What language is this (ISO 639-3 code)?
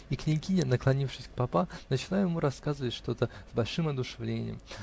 rus